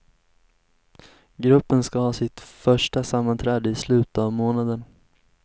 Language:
Swedish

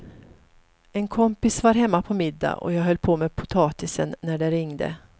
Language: Swedish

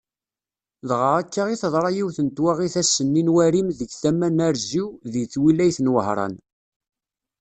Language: Kabyle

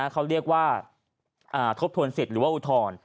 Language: Thai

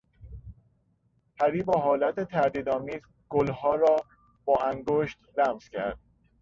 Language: Persian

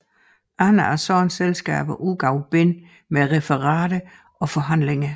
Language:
Danish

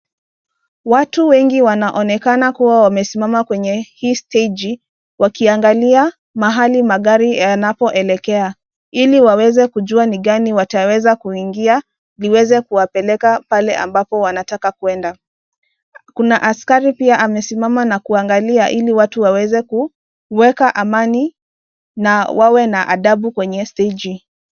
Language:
Swahili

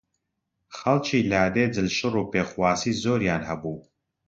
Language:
Central Kurdish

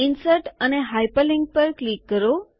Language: Gujarati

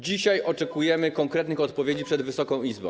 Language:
Polish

